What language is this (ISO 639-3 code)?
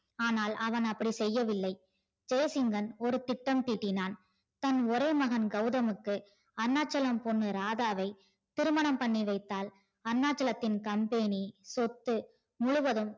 tam